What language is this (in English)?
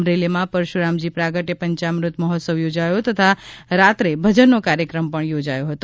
Gujarati